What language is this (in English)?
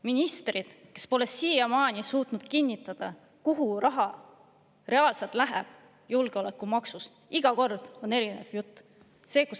Estonian